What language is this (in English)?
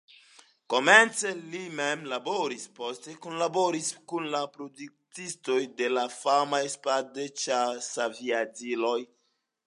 Esperanto